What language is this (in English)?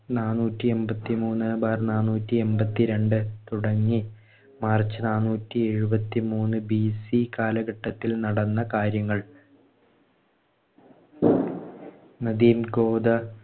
Malayalam